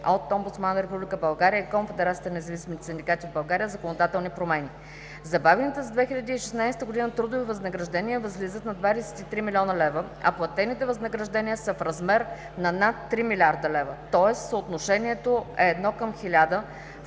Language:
Bulgarian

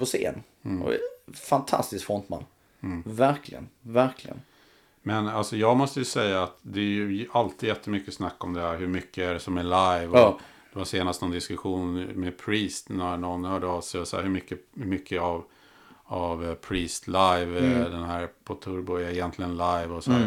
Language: Swedish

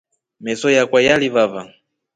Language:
Rombo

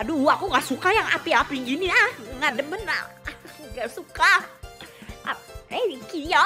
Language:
Indonesian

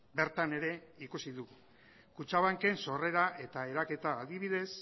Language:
Basque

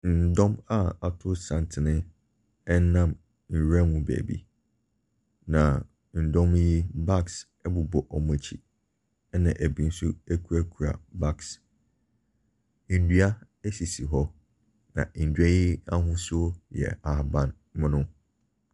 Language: Akan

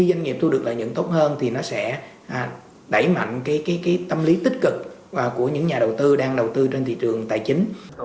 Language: Vietnamese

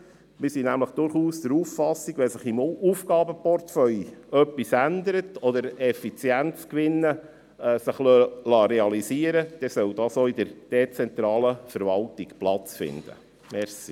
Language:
Swiss German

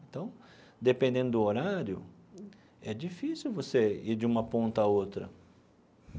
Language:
Portuguese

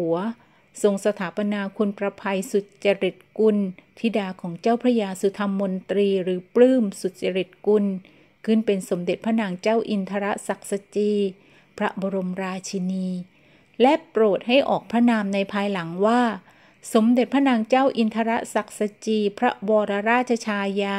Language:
Thai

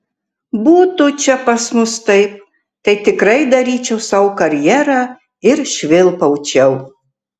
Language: Lithuanian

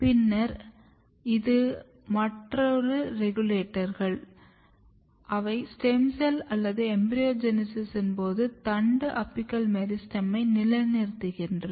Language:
Tamil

